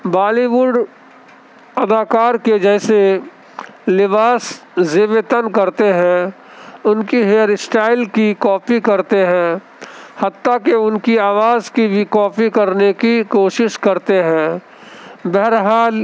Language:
Urdu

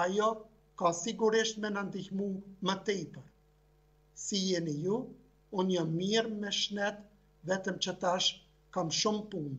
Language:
Romanian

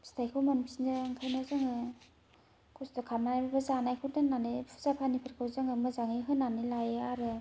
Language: Bodo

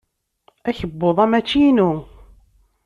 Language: Kabyle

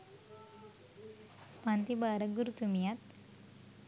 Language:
Sinhala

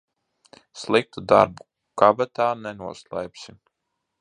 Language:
Latvian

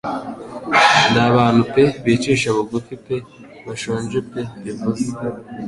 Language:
Kinyarwanda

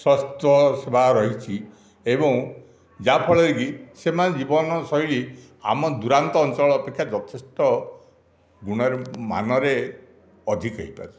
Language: Odia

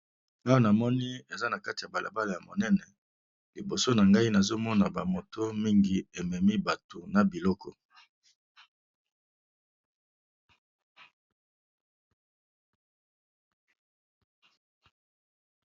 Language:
Lingala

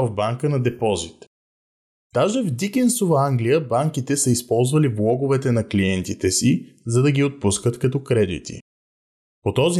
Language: Bulgarian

